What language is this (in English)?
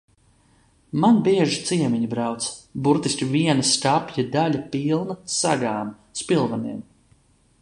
Latvian